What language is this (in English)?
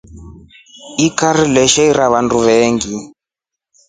Rombo